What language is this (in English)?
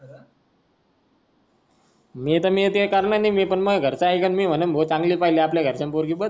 Marathi